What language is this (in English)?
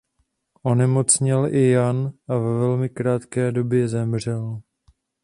Czech